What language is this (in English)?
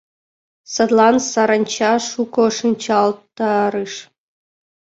Mari